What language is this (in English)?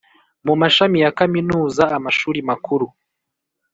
Kinyarwanda